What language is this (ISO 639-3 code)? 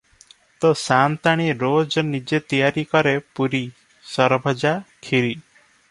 ori